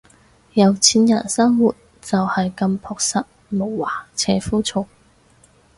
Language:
Cantonese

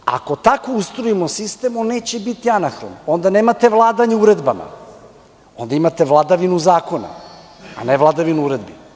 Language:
Serbian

